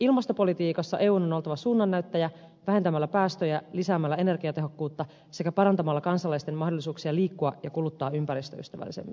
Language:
Finnish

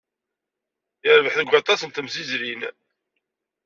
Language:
Kabyle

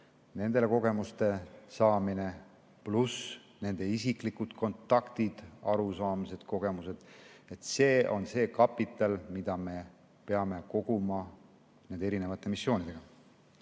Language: Estonian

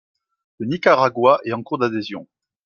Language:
French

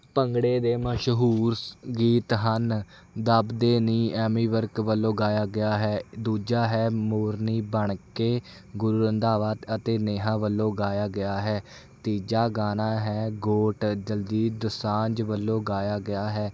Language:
Punjabi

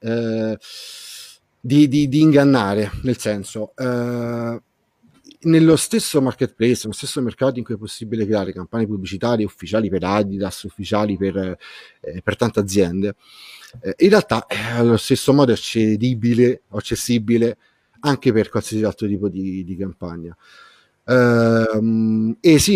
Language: Italian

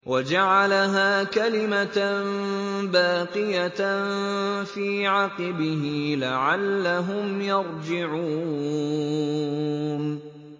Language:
Arabic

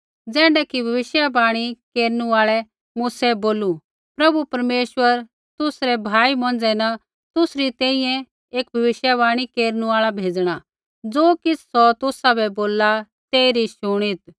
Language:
Kullu Pahari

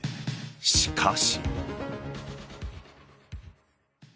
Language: Japanese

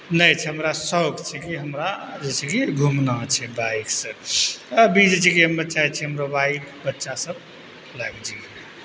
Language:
Maithili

